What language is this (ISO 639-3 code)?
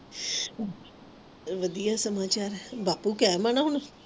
pan